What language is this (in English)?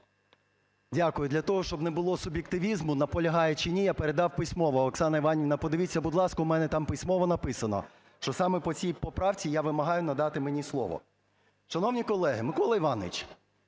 Ukrainian